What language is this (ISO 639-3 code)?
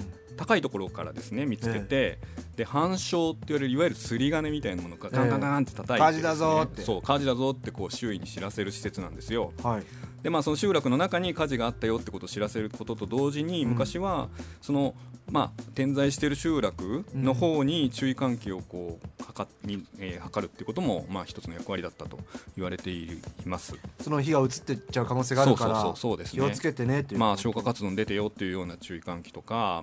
jpn